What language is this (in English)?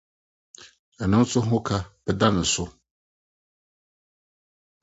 Akan